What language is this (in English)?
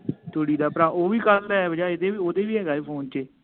Punjabi